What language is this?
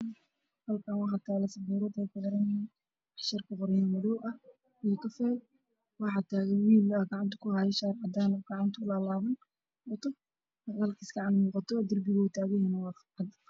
Somali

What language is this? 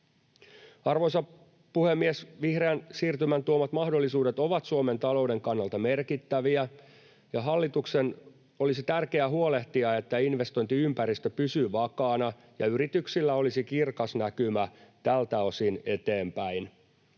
Finnish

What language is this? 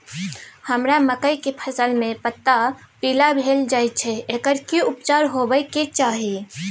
Maithili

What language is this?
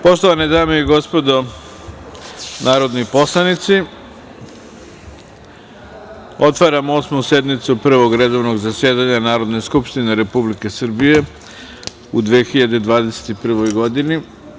Serbian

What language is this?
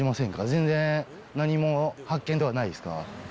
Japanese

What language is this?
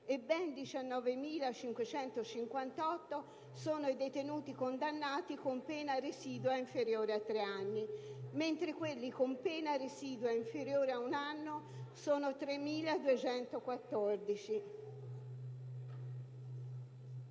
Italian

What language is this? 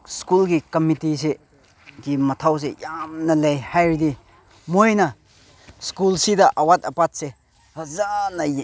Manipuri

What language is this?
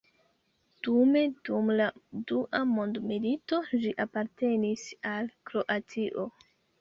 Esperanto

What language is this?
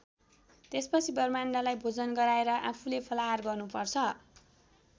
Nepali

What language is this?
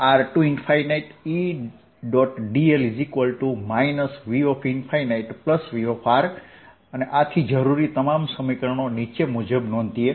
Gujarati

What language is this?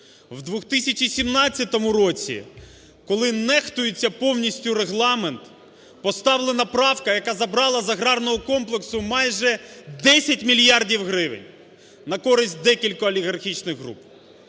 Ukrainian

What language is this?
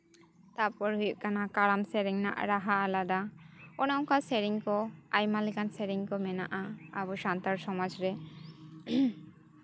Santali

